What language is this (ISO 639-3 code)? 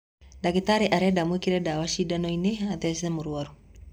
kik